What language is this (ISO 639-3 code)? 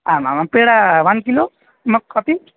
san